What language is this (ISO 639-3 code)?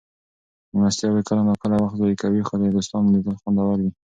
pus